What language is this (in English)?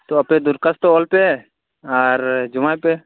Santali